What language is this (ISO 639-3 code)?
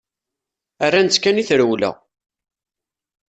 kab